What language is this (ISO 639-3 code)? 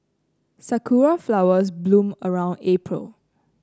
eng